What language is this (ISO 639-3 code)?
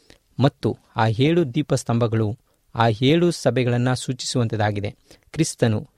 kan